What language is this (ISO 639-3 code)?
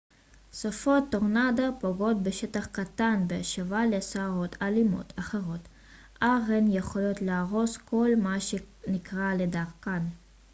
heb